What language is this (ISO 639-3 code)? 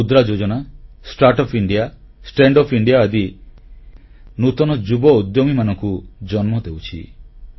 ori